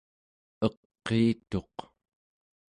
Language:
Central Yupik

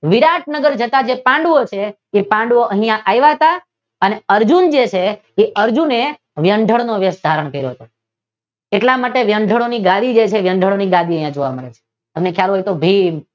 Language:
Gujarati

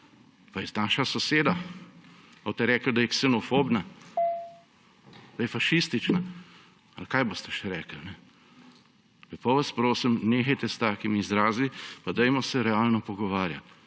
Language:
Slovenian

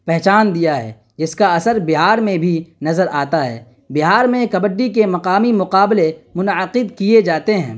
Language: Urdu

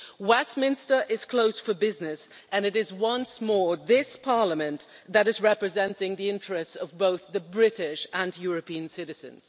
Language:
English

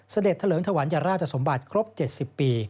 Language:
Thai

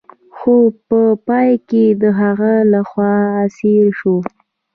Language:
Pashto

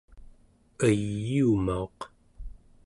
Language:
Central Yupik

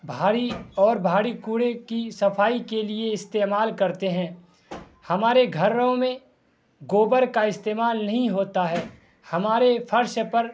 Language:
Urdu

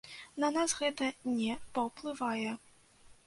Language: Belarusian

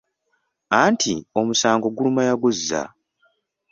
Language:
Ganda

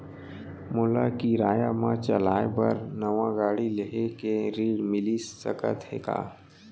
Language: Chhattisgarhi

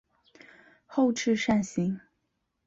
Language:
Chinese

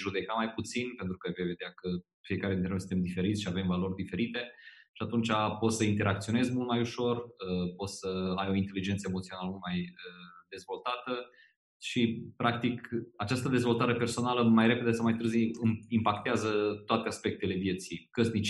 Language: Romanian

